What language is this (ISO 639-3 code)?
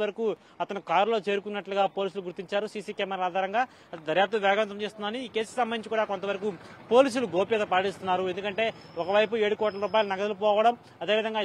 ron